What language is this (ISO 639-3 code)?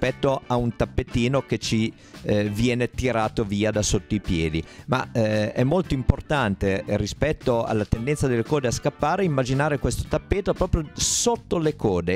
ita